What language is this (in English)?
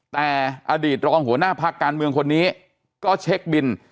Thai